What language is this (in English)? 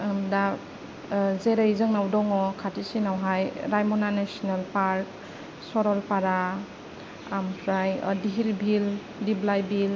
Bodo